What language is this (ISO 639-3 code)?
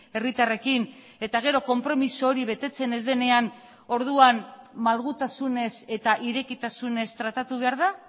eus